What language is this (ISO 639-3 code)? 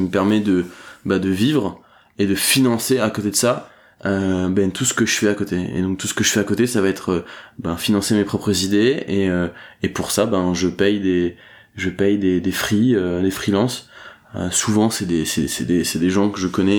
fra